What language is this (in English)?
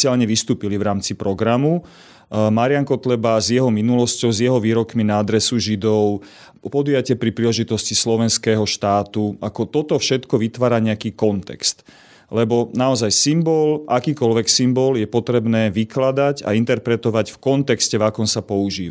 Slovak